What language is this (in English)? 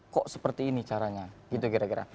Indonesian